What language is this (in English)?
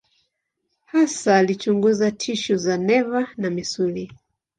Swahili